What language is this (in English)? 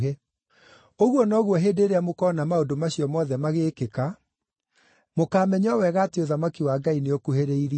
Kikuyu